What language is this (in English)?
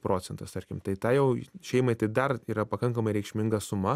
Lithuanian